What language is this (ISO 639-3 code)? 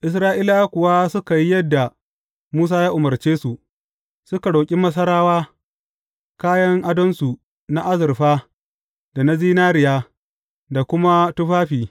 hau